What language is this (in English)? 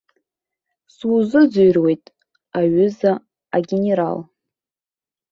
Abkhazian